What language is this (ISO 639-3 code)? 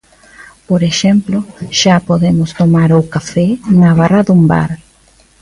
glg